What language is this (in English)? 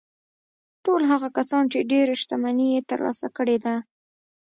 Pashto